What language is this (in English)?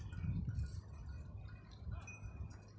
Kannada